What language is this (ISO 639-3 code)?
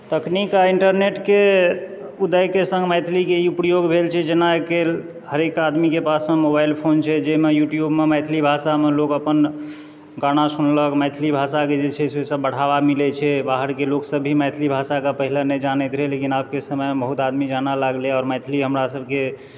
mai